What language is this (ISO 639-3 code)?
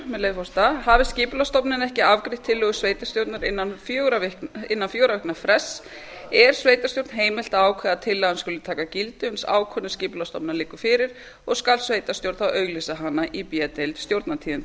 isl